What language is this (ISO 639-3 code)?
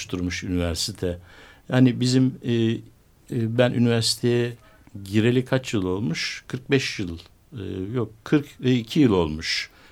tur